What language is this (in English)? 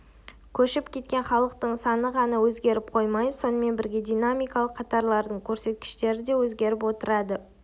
Kazakh